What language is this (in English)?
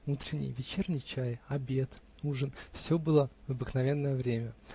Russian